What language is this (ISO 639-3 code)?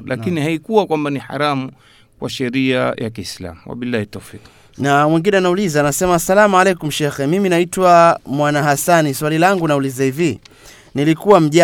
swa